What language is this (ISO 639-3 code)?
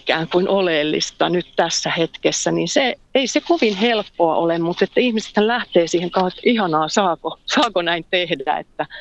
fin